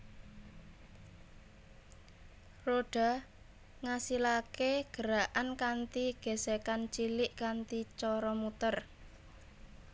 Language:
Javanese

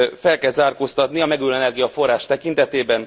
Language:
Hungarian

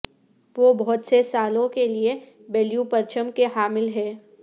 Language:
Urdu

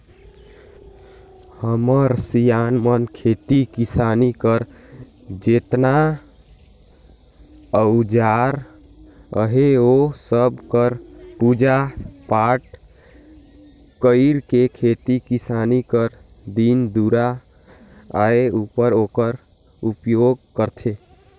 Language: Chhattisgarhi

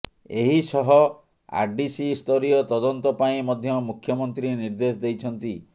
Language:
Odia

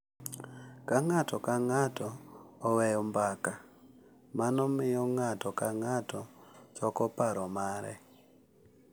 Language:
Luo (Kenya and Tanzania)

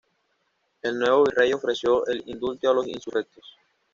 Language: Spanish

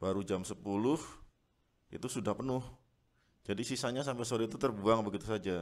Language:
Indonesian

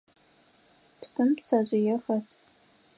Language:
Adyghe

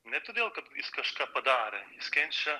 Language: Lithuanian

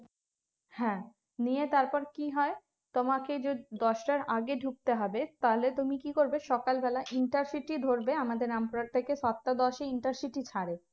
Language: Bangla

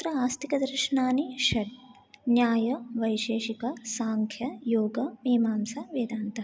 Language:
Sanskrit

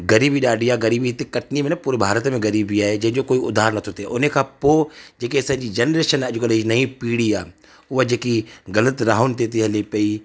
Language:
Sindhi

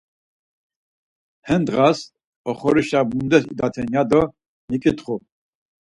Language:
Laz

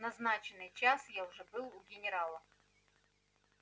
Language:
Russian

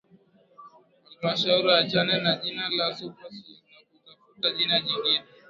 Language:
Swahili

